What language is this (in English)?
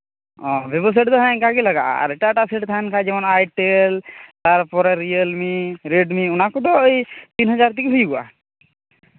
Santali